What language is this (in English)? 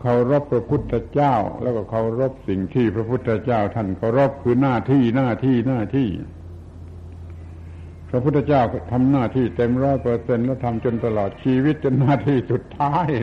Thai